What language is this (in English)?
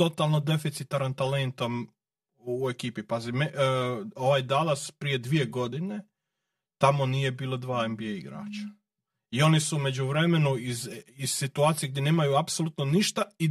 Croatian